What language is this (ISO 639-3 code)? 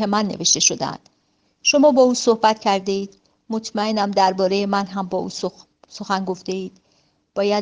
fas